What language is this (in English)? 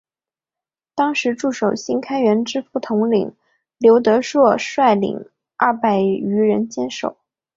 Chinese